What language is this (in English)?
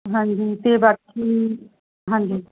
Punjabi